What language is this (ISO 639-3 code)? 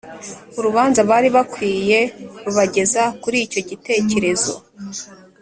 kin